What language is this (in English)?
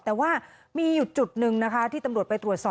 Thai